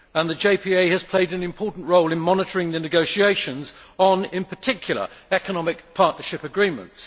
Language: English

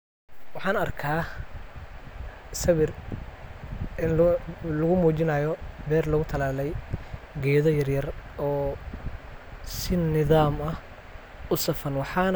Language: Somali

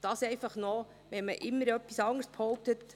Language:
Swiss German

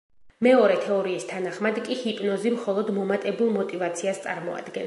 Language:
Georgian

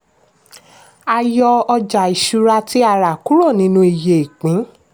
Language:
Yoruba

